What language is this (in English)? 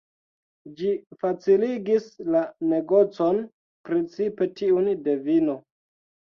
Esperanto